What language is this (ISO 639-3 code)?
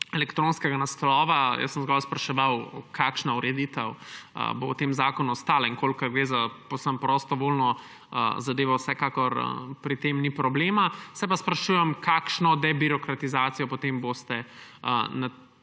slv